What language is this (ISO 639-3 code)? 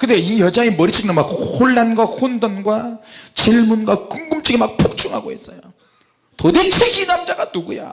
kor